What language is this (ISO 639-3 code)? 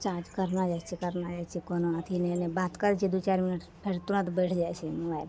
mai